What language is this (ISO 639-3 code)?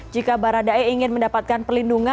ind